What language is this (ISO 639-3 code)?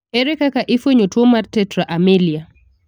luo